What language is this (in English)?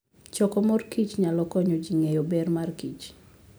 Luo (Kenya and Tanzania)